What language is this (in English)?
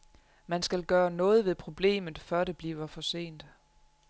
Danish